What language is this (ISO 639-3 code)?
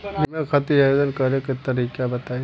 bho